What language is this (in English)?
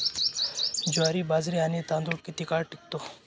Marathi